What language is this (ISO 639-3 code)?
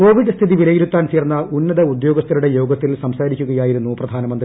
mal